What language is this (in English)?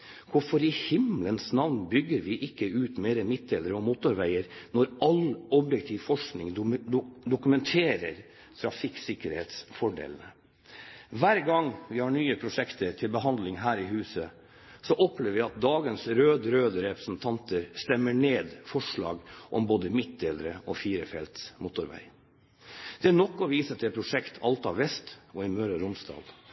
Norwegian Bokmål